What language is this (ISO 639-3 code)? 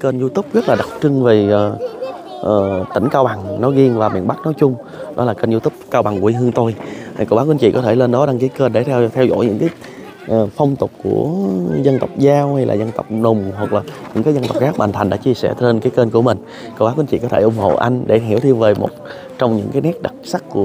vie